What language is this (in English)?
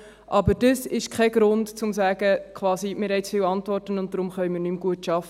Swiss German